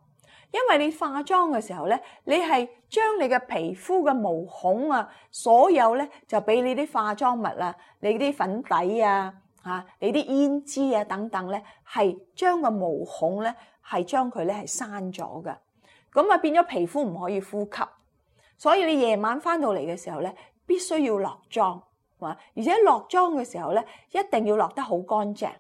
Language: Chinese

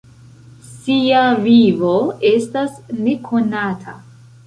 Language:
Esperanto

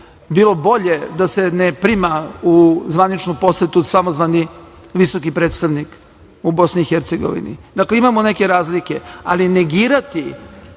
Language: Serbian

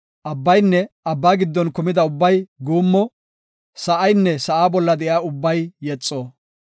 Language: Gofa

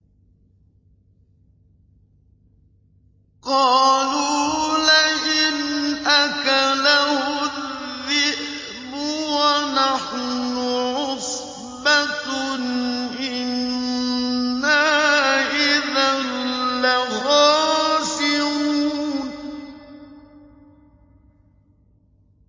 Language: Arabic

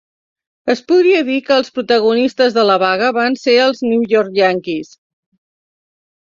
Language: Catalan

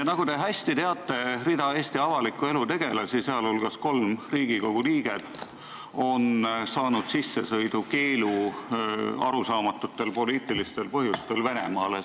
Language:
Estonian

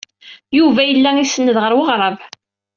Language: Kabyle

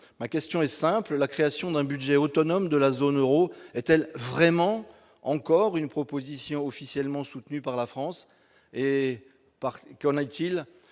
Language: French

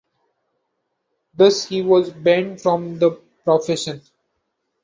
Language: English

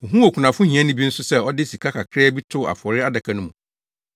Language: Akan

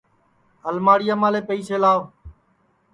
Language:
Sansi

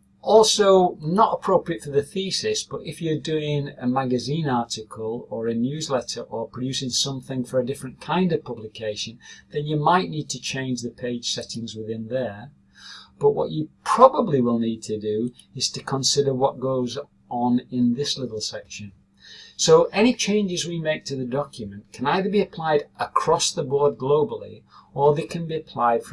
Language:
English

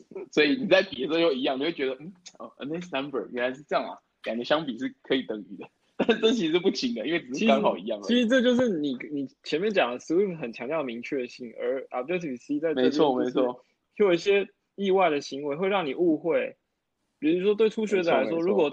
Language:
Chinese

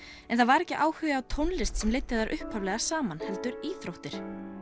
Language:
Icelandic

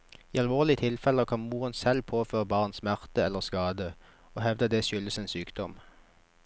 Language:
Norwegian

